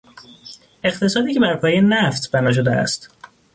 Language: Persian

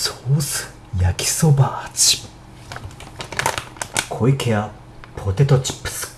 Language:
Japanese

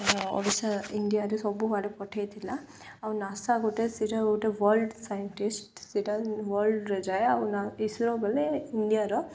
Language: Odia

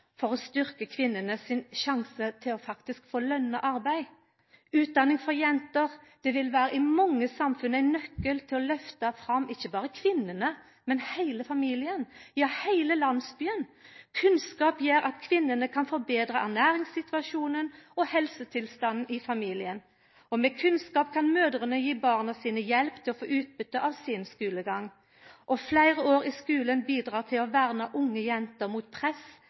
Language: Norwegian Nynorsk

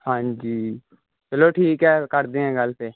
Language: Punjabi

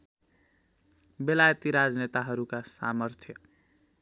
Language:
Nepali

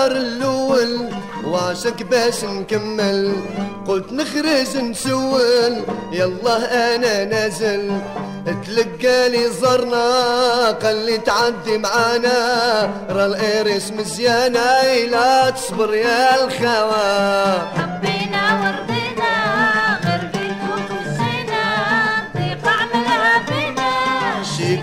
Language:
Arabic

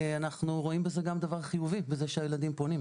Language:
Hebrew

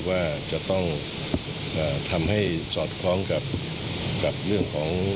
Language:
Thai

